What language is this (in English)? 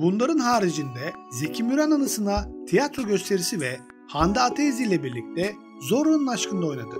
Turkish